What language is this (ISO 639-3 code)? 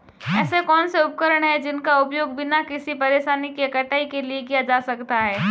hin